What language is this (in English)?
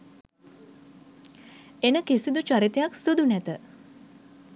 Sinhala